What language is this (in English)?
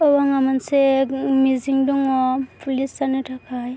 Bodo